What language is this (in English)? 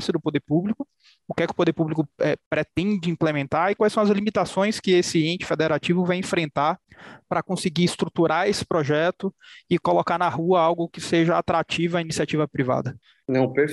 Portuguese